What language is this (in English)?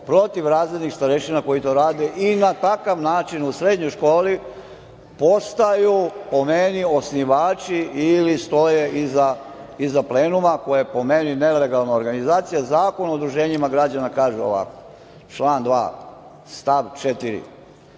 Serbian